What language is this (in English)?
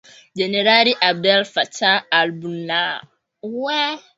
Swahili